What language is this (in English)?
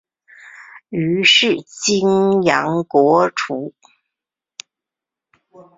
Chinese